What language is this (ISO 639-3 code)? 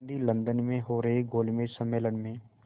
hin